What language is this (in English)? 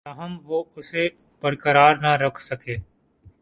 Urdu